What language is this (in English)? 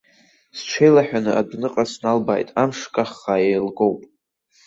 Abkhazian